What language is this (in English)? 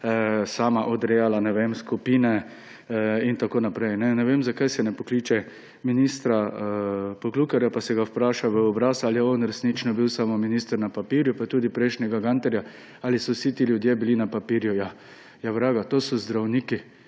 Slovenian